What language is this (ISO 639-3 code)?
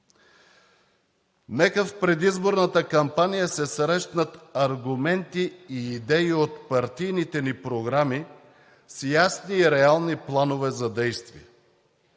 bul